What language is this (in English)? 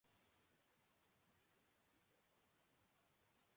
Urdu